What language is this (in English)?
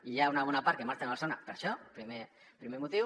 Catalan